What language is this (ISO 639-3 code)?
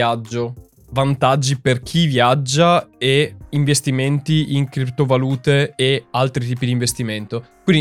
ita